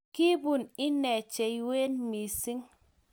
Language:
Kalenjin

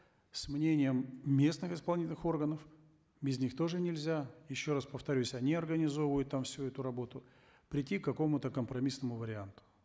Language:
Kazakh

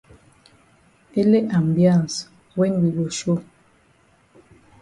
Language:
Cameroon Pidgin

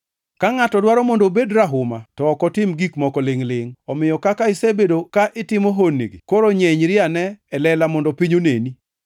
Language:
Luo (Kenya and Tanzania)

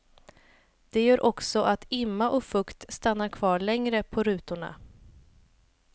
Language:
Swedish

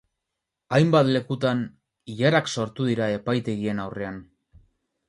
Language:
Basque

